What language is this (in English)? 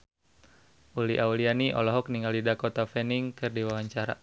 Sundanese